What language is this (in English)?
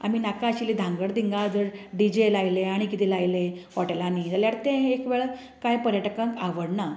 Konkani